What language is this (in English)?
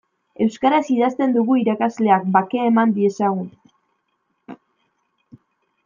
Basque